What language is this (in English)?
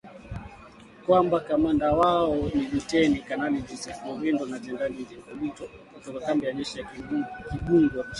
Swahili